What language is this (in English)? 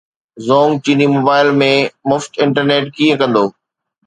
Sindhi